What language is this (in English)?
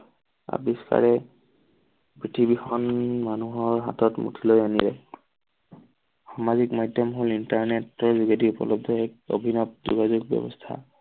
Assamese